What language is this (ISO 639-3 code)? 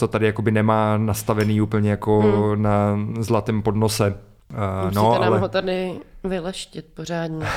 ces